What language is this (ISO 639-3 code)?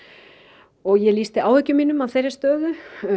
isl